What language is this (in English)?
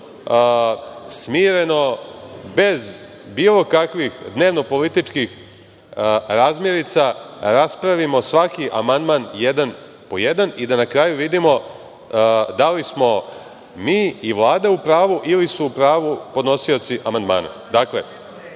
Serbian